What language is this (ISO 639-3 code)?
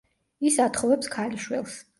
kat